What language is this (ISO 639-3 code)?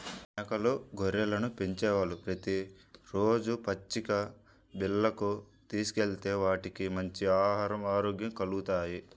tel